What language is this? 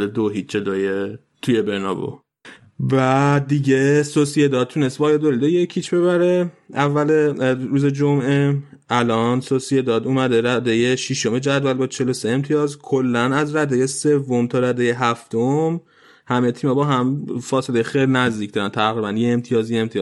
Persian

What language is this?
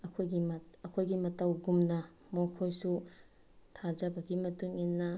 Manipuri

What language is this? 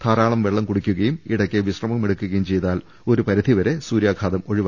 Malayalam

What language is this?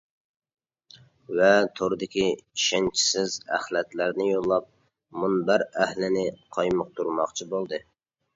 Uyghur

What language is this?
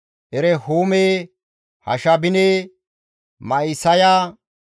Gamo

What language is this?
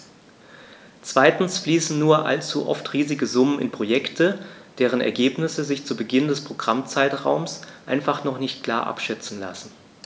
German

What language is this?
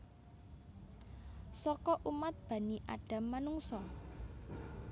Javanese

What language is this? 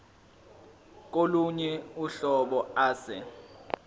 Zulu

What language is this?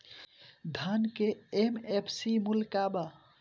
Bhojpuri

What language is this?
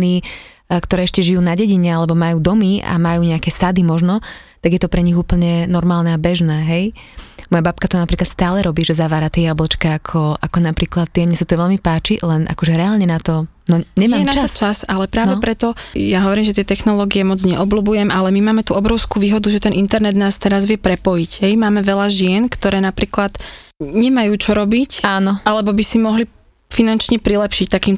Slovak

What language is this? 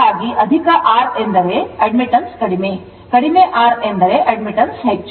Kannada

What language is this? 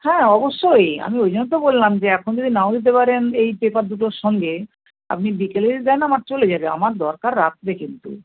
Bangla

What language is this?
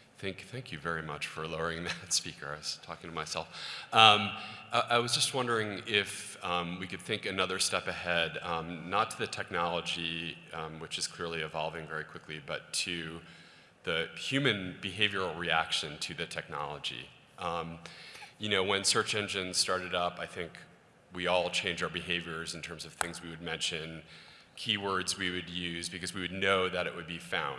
English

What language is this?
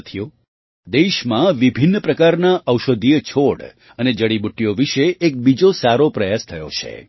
Gujarati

